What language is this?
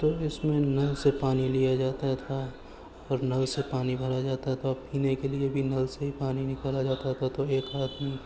Urdu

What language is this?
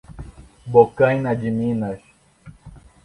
Portuguese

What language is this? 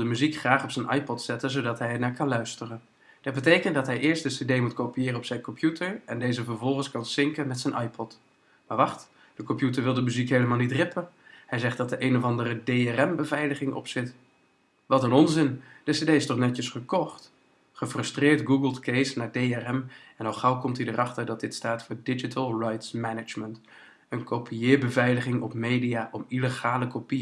Dutch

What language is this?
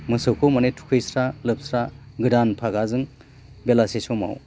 Bodo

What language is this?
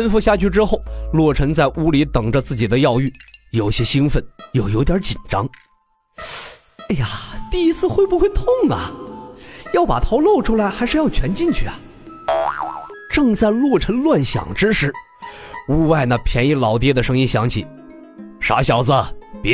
Chinese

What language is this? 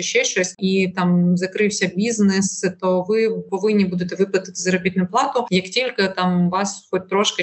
Ukrainian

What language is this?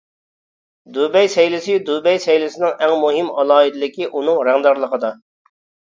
Uyghur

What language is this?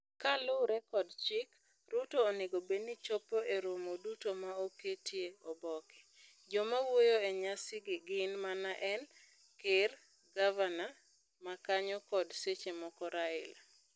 Luo (Kenya and Tanzania)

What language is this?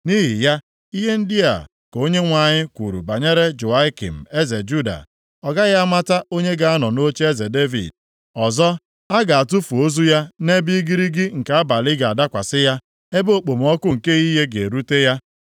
Igbo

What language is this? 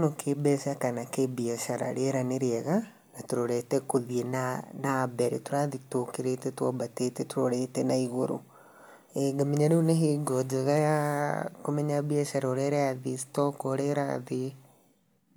Kikuyu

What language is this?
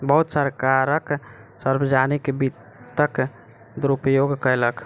Maithili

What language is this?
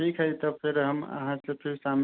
Maithili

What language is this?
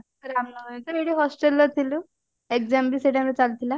Odia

